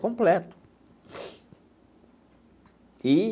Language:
Portuguese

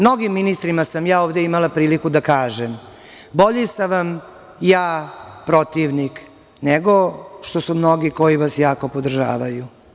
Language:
Serbian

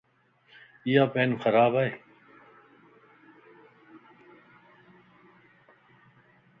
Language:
Lasi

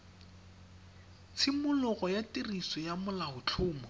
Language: Tswana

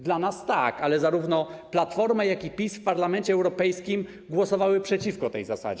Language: Polish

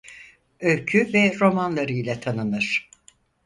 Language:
Turkish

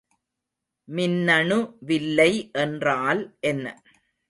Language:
Tamil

